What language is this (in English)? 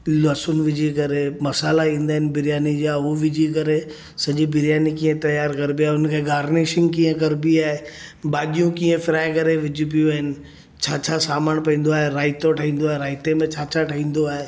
Sindhi